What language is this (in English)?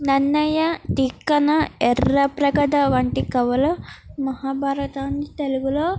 Telugu